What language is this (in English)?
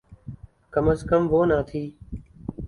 Urdu